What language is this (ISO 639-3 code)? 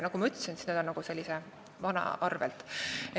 est